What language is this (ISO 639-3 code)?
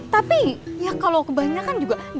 ind